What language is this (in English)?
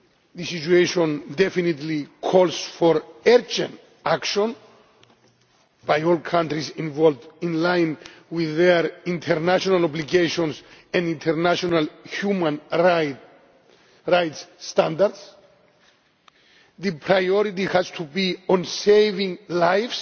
English